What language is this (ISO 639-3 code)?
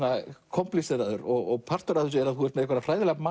isl